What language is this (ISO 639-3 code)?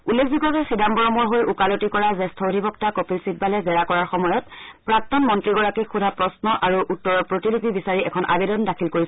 asm